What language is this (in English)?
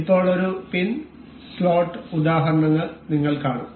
Malayalam